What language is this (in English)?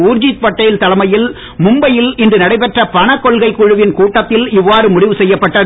Tamil